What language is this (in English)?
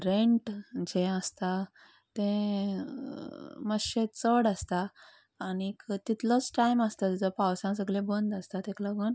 Konkani